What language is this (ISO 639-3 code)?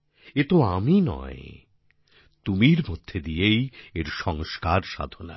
ben